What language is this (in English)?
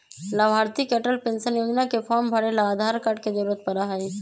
Magahi